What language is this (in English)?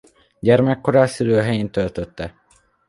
Hungarian